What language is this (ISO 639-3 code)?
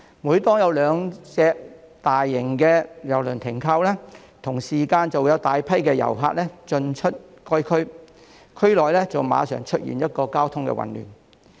yue